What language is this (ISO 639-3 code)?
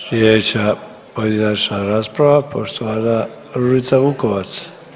hrv